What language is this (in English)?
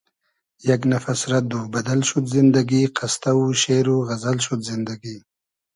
Hazaragi